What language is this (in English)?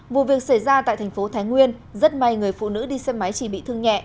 Vietnamese